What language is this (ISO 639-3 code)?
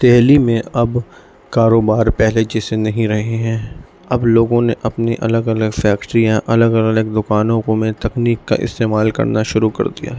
urd